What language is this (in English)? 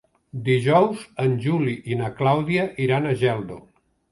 Catalan